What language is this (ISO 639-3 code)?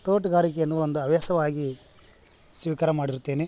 kan